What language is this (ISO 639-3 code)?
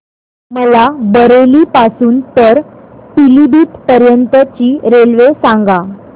mar